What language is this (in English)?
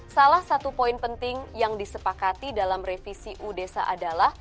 Indonesian